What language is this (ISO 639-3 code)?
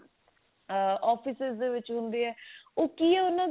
pan